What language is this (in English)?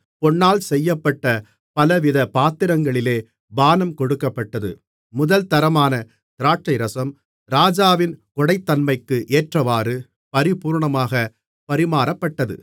Tamil